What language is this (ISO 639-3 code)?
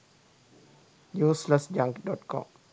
sin